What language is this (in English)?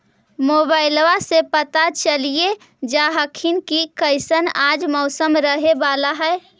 Magahi